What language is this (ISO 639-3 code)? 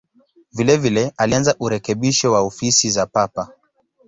swa